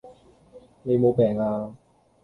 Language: Cantonese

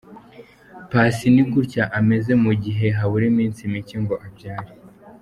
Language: Kinyarwanda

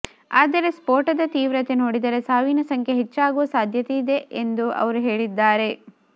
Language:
Kannada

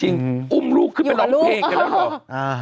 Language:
Thai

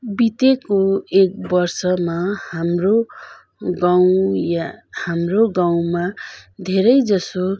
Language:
Nepali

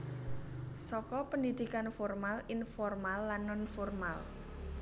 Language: Javanese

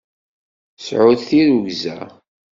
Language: Kabyle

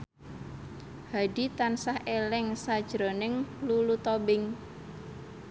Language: Javanese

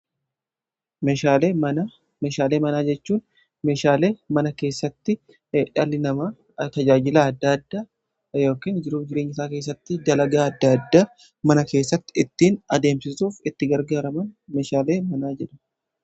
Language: Oromo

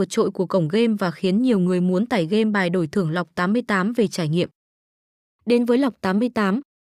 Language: Vietnamese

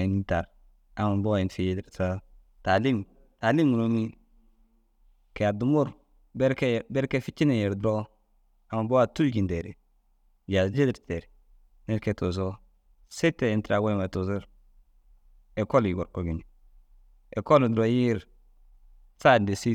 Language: Dazaga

